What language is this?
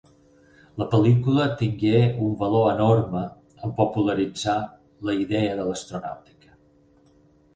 Catalan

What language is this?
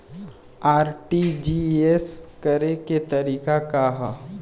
Bhojpuri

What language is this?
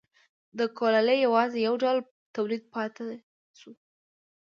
Pashto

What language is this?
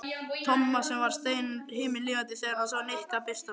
Icelandic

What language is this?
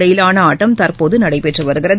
Tamil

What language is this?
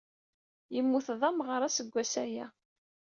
Kabyle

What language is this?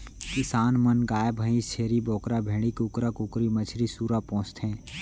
Chhattisgarhi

